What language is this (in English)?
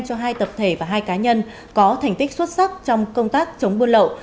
Vietnamese